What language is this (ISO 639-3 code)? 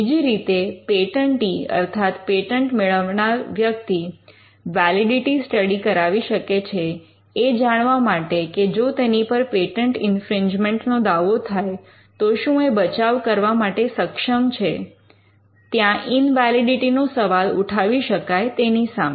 guj